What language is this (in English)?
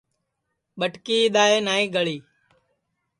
Sansi